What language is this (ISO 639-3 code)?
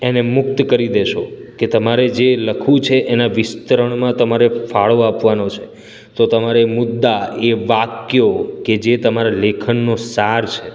guj